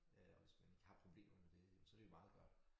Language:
Danish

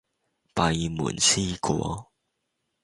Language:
Cantonese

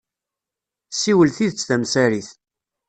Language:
Kabyle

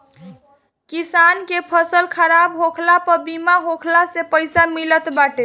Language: Bhojpuri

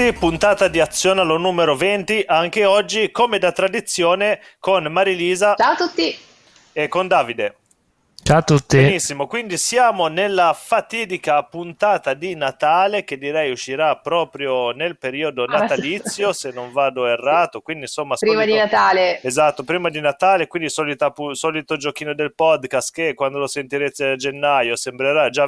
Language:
Italian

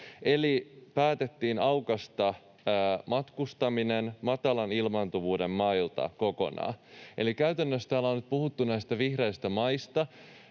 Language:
Finnish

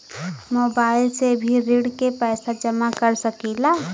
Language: Bhojpuri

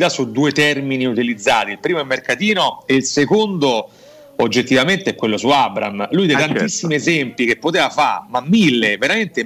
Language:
Italian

